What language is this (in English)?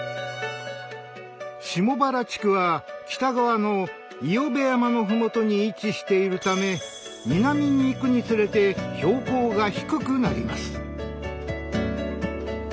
Japanese